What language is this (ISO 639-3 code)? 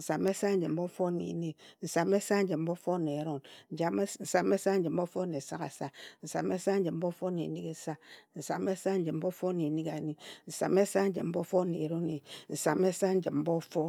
etu